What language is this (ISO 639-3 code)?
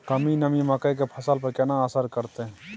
mai